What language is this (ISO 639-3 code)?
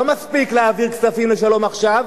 heb